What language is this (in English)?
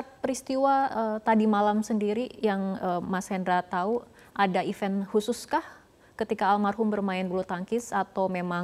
Indonesian